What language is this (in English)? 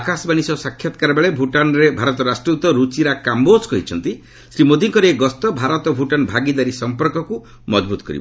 Odia